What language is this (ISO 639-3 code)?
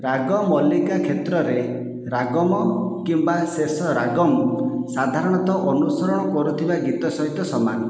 ori